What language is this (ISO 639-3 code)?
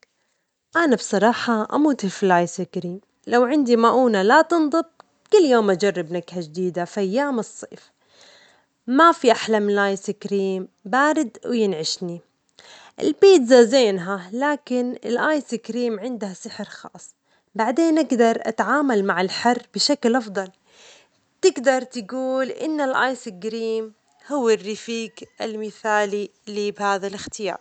acx